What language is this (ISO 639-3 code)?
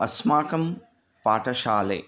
san